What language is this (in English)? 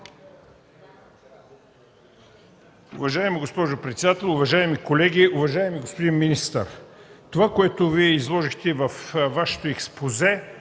Bulgarian